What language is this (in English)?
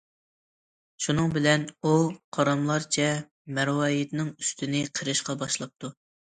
Uyghur